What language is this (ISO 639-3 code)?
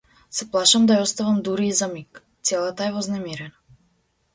mkd